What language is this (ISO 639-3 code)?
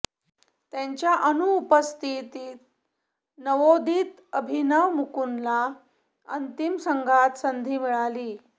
mar